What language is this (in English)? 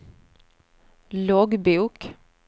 Swedish